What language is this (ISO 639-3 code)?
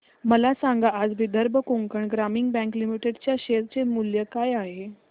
mar